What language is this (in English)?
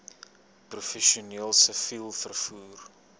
Afrikaans